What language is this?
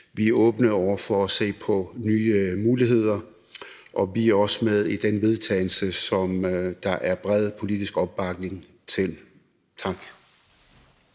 Danish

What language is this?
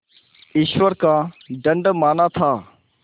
Hindi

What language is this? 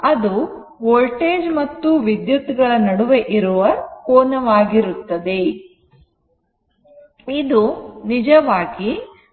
Kannada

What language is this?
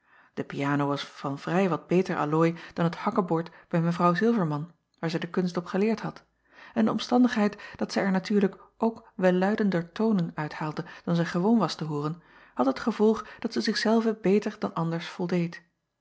Dutch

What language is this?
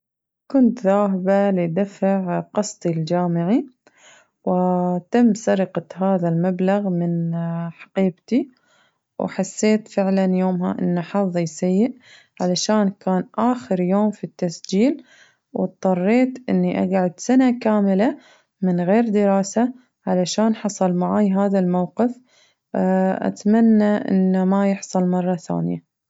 Najdi Arabic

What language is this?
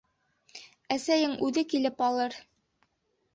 Bashkir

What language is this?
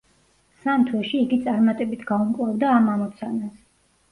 Georgian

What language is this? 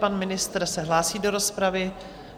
Czech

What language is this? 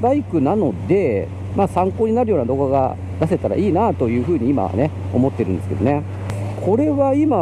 Japanese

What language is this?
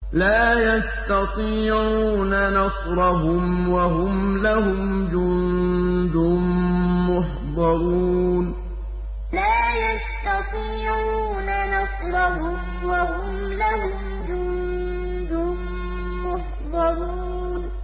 Arabic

